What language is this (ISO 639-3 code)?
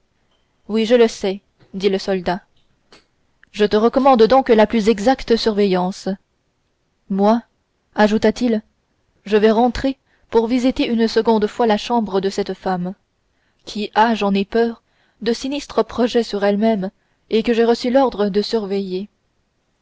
fra